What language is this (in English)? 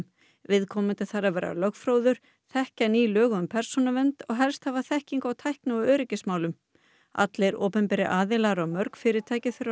Icelandic